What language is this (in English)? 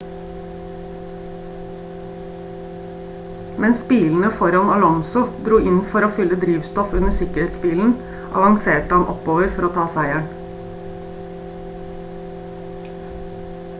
Norwegian Bokmål